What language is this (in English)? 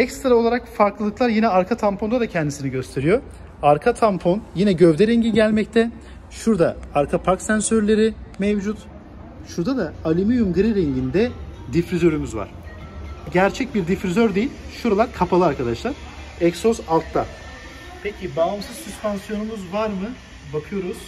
Turkish